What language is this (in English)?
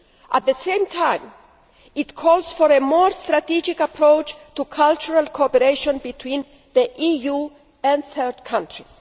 English